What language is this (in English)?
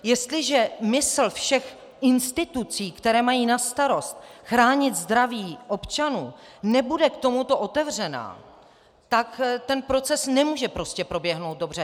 Czech